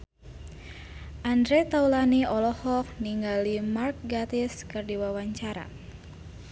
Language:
Sundanese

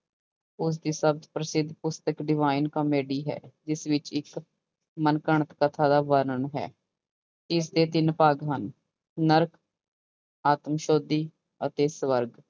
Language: Punjabi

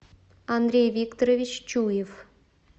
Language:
Russian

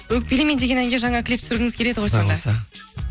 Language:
Kazakh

